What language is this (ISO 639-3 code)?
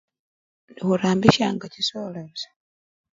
luy